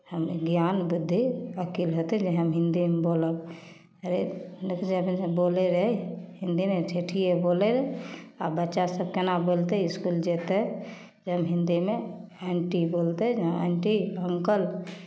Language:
Maithili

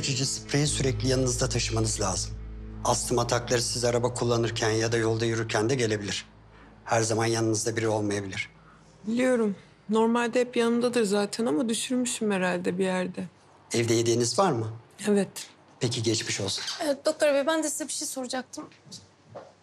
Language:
Turkish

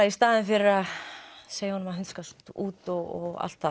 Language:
Icelandic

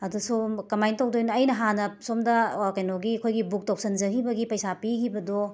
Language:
Manipuri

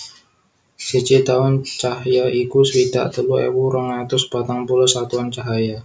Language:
Javanese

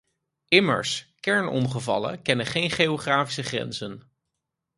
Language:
Dutch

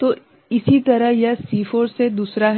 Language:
Hindi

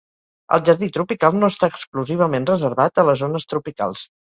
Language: Catalan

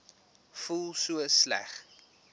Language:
Afrikaans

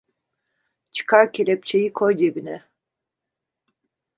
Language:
Turkish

